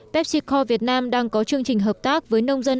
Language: Vietnamese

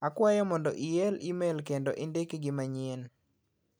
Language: Luo (Kenya and Tanzania)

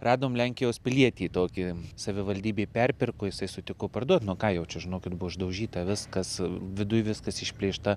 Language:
Lithuanian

